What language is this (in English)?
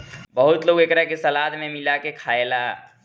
Bhojpuri